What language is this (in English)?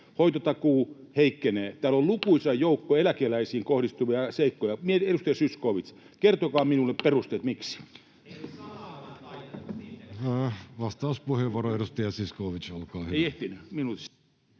Finnish